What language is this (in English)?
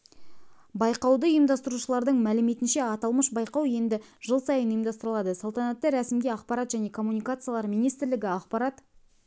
Kazakh